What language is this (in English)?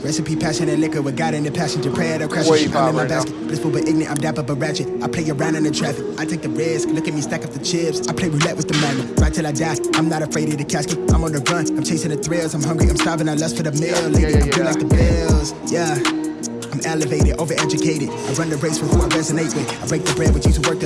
English